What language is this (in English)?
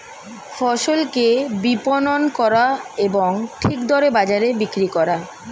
Bangla